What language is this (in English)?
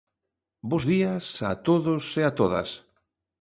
Galician